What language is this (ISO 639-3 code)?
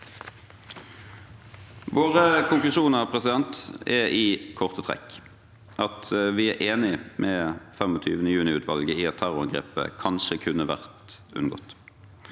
nor